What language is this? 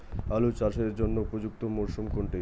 Bangla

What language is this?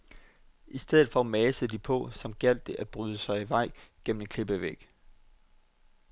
Danish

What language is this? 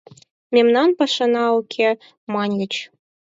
Mari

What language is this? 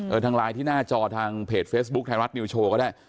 Thai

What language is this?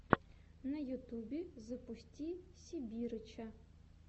Russian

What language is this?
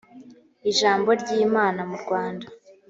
Kinyarwanda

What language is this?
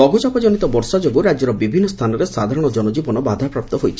Odia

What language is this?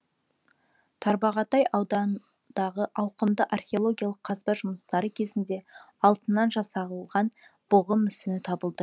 Kazakh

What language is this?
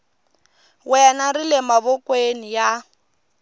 Tsonga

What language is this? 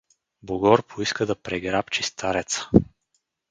Bulgarian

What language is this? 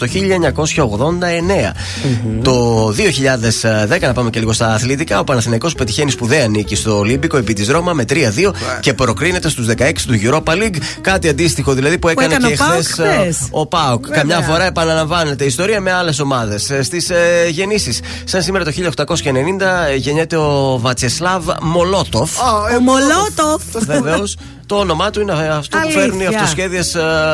Greek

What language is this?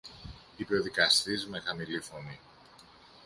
Greek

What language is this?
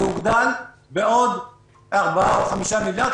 Hebrew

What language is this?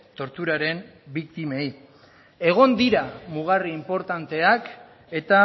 Basque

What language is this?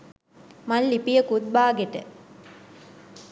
Sinhala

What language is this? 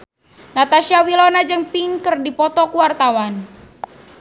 Sundanese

